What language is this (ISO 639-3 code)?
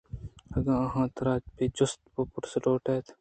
bgp